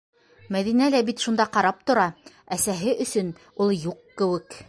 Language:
Bashkir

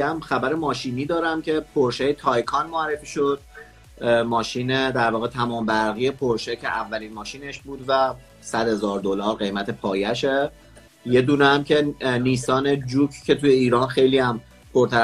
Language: Persian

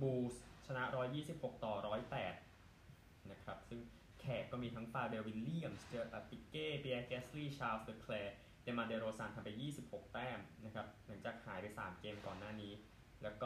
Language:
Thai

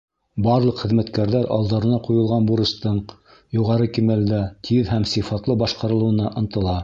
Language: Bashkir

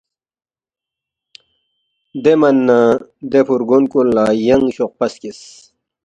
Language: Balti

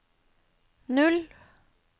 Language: Norwegian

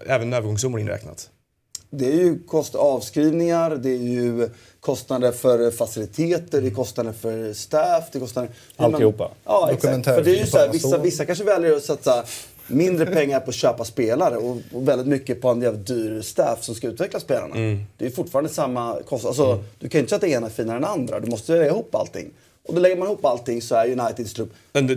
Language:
Swedish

